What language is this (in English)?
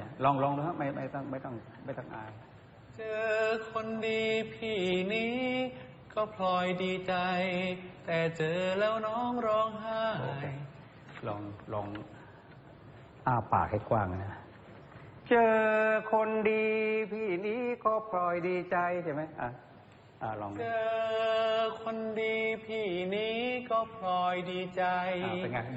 Thai